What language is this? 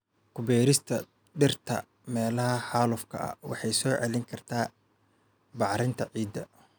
Somali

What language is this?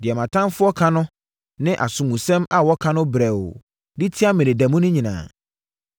Akan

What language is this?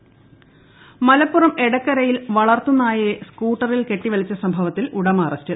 Malayalam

